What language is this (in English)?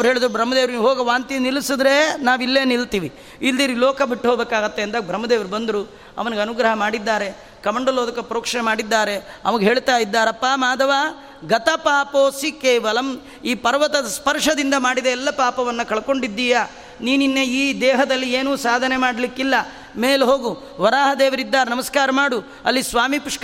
Kannada